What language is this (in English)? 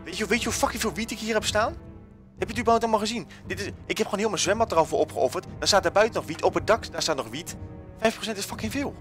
Dutch